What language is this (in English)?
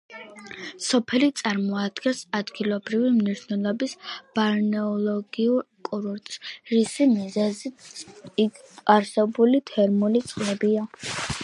Georgian